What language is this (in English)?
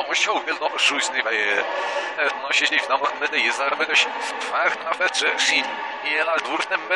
Polish